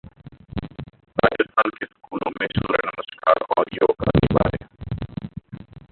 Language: Hindi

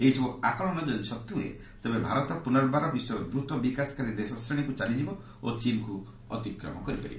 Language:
Odia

